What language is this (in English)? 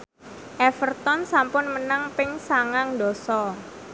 Javanese